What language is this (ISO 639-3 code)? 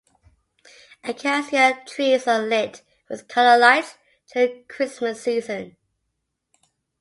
eng